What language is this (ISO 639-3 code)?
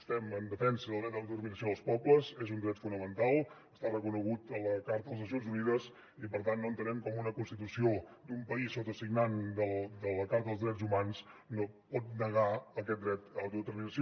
cat